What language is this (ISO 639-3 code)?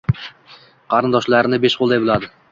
uzb